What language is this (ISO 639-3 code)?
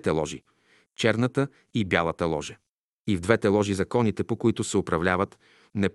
bul